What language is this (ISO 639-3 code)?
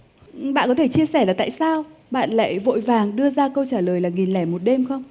vie